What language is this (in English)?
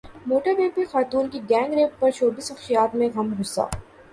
Urdu